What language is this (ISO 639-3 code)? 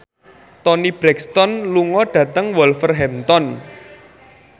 jav